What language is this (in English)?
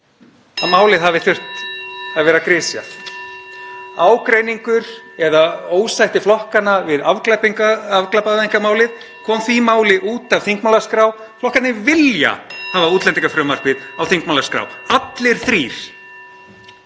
Icelandic